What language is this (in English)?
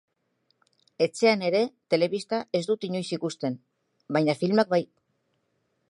Basque